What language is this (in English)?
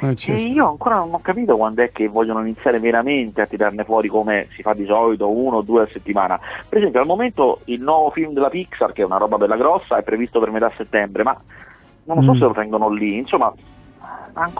Italian